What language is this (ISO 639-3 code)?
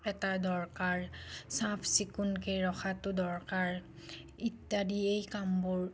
asm